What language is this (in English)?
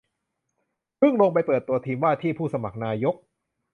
Thai